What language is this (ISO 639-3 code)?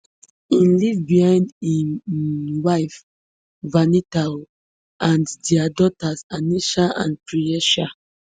pcm